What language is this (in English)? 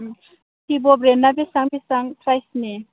Bodo